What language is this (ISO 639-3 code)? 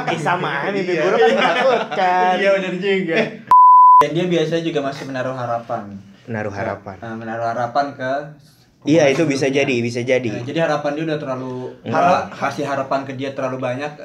ind